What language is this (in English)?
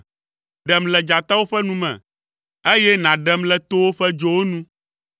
Ewe